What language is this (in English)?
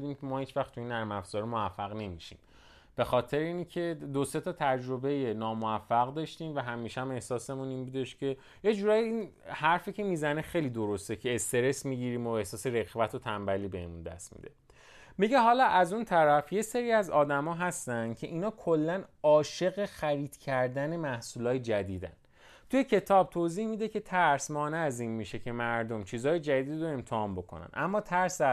Persian